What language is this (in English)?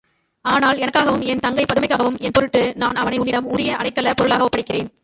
Tamil